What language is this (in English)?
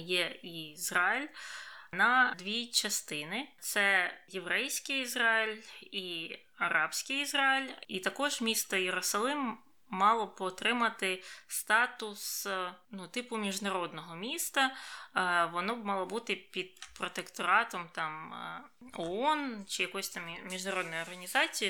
Ukrainian